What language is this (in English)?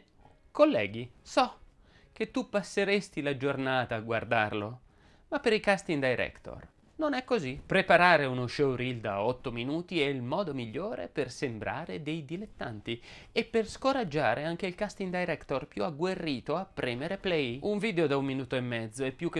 Italian